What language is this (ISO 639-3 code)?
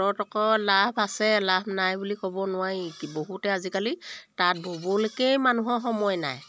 asm